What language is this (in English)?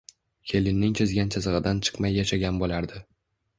Uzbek